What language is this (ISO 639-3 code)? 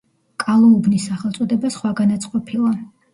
kat